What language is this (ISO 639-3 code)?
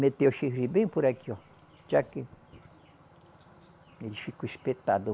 por